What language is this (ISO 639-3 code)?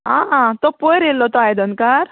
kok